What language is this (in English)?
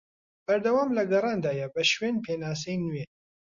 Central Kurdish